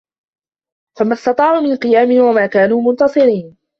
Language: Arabic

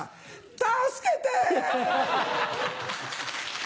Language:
Japanese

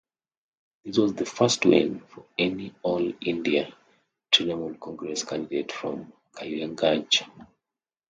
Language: English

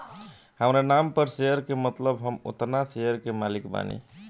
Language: Bhojpuri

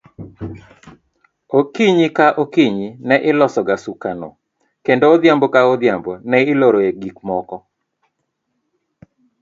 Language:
Luo (Kenya and Tanzania)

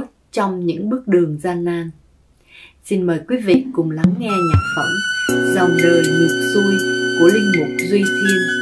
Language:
Vietnamese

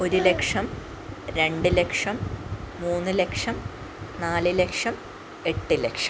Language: Malayalam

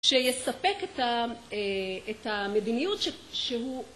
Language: Hebrew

